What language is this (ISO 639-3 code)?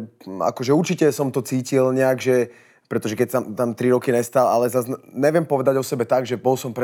ces